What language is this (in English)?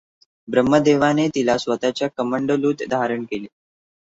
Marathi